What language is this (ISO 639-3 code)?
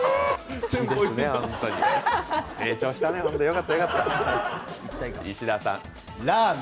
jpn